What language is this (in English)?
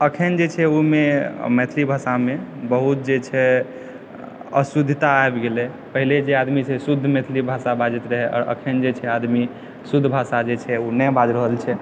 Maithili